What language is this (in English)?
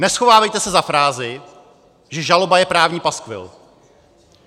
Czech